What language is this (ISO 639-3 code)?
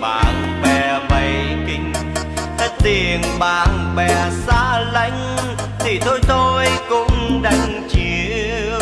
vie